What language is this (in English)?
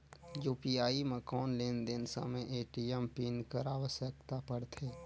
Chhattisgarhi